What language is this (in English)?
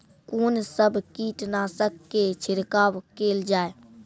Maithili